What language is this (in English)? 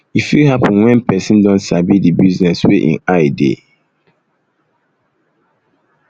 Nigerian Pidgin